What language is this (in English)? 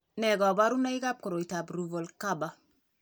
Kalenjin